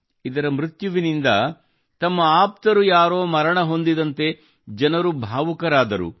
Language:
Kannada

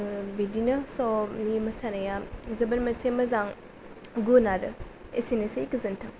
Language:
Bodo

